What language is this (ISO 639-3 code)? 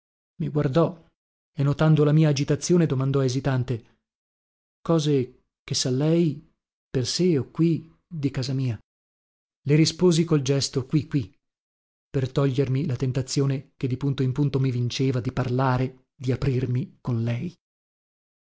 ita